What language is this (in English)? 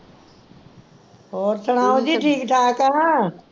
Punjabi